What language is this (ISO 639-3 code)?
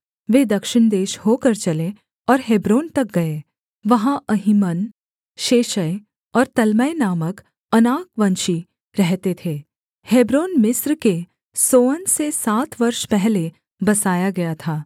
hin